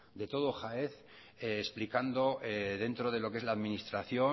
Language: Spanish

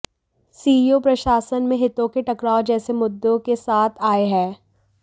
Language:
Hindi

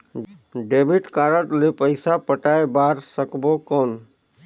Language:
Chhattisgarhi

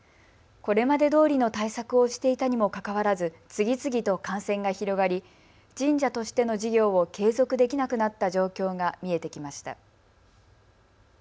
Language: Japanese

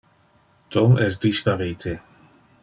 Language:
Interlingua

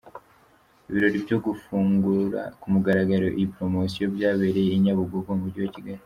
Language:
Kinyarwanda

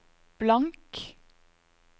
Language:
Norwegian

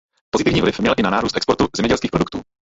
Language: Czech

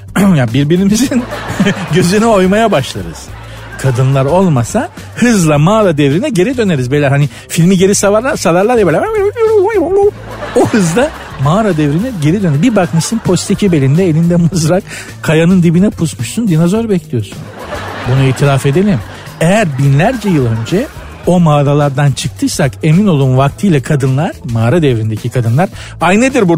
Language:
Turkish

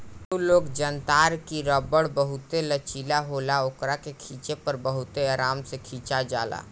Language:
Bhojpuri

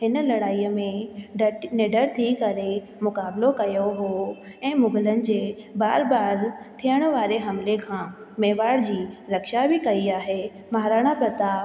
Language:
Sindhi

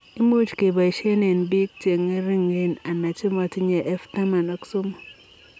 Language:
Kalenjin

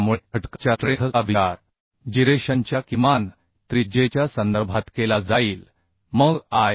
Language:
Marathi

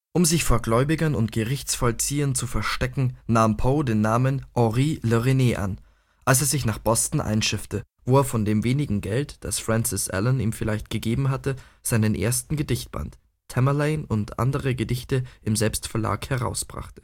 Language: German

